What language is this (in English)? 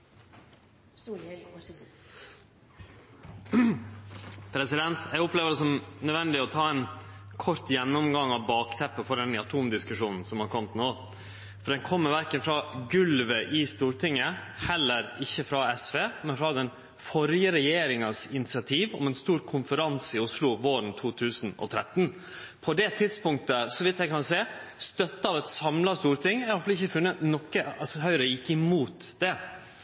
Norwegian